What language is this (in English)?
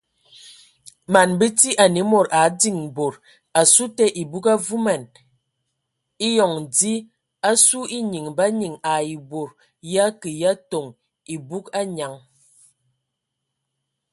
Ewondo